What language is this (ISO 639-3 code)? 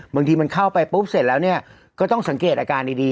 tha